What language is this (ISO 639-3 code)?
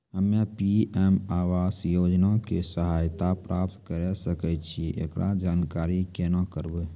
mai